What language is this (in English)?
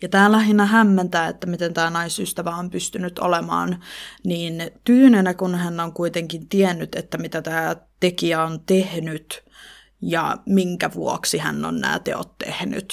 Finnish